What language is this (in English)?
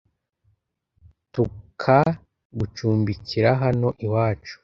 Kinyarwanda